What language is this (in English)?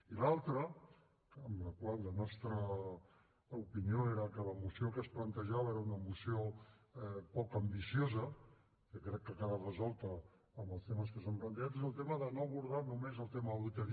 Catalan